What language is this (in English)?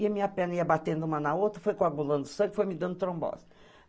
Portuguese